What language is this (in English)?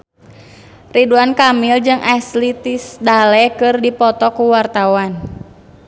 Sundanese